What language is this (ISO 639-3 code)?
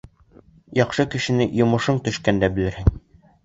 bak